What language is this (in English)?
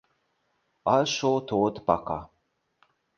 Hungarian